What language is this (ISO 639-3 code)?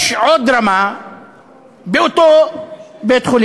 heb